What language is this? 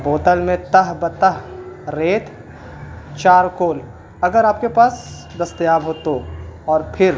Urdu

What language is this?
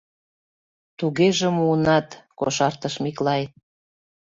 Mari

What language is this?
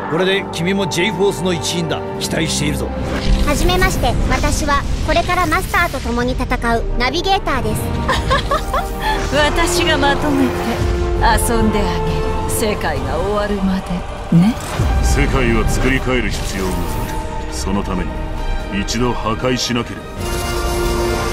Japanese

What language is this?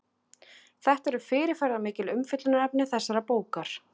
Icelandic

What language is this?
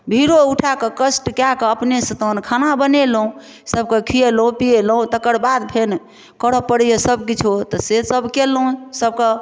Maithili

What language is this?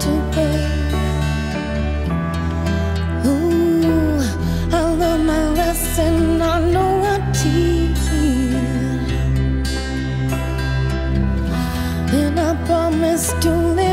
English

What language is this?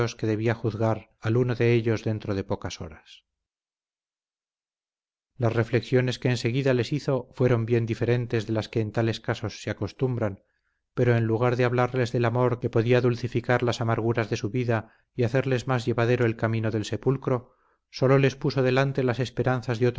Spanish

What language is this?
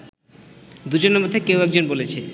Bangla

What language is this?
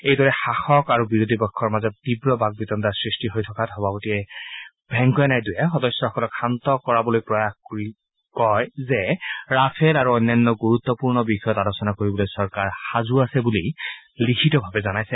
Assamese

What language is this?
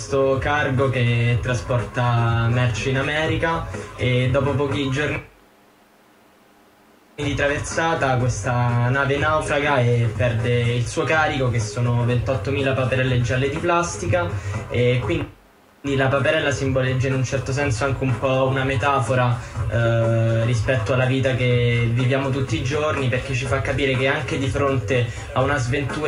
Italian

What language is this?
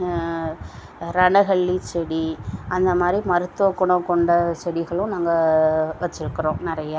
Tamil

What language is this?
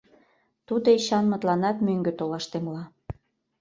Mari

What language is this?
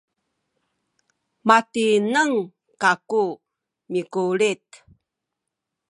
Sakizaya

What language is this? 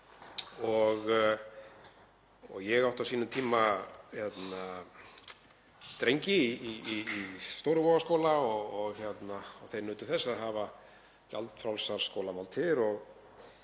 Icelandic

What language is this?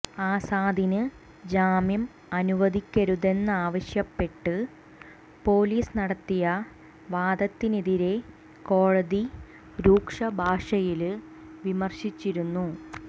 Malayalam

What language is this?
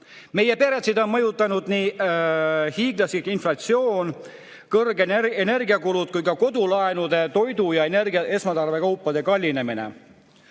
Estonian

